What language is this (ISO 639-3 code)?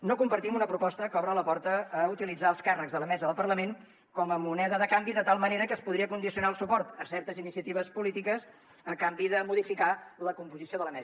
cat